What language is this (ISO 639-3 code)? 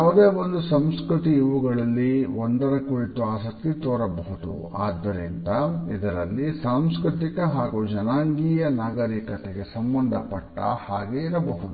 kan